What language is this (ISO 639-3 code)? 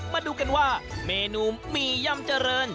tha